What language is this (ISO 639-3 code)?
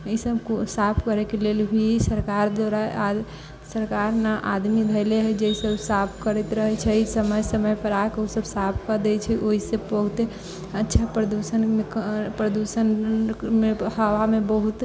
mai